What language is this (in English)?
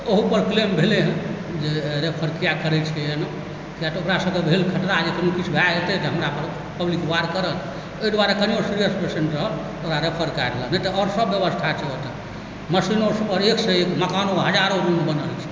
Maithili